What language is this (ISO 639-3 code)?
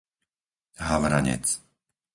slk